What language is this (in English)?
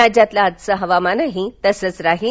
Marathi